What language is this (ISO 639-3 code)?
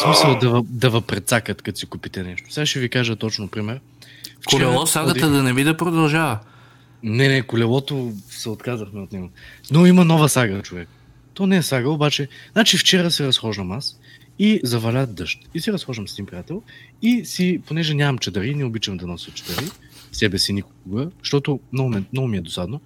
bul